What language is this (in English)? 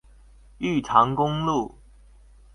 Chinese